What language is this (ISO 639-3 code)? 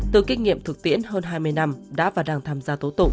vie